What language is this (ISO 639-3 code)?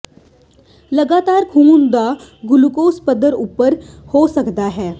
pan